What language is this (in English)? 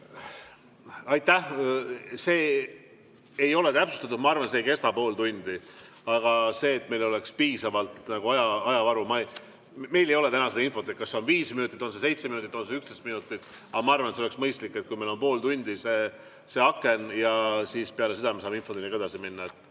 Estonian